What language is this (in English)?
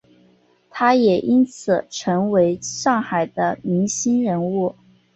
Chinese